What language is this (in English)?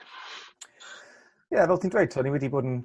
Welsh